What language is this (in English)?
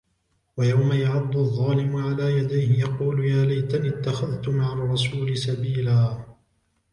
Arabic